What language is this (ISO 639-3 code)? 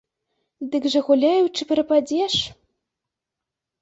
bel